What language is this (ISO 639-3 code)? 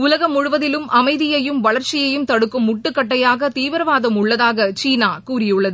tam